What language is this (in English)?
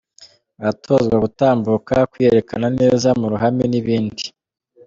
Kinyarwanda